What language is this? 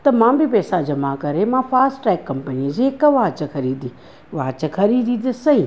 Sindhi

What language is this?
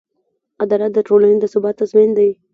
Pashto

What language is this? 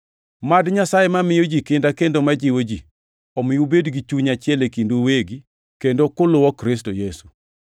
Luo (Kenya and Tanzania)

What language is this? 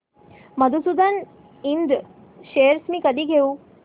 Marathi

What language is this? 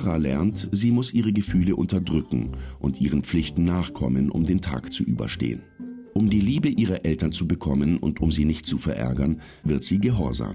German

